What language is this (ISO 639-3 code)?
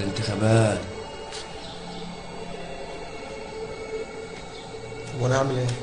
ara